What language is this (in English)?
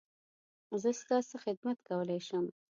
Pashto